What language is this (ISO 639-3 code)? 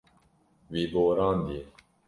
kur